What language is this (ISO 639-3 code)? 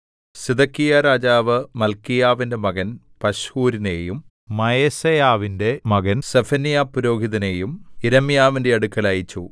mal